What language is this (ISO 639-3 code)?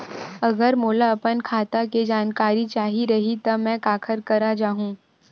hne